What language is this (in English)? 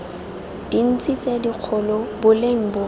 Tswana